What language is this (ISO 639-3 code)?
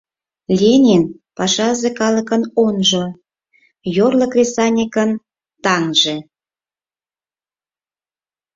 chm